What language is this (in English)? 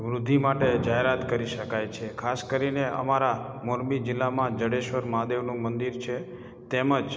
Gujarati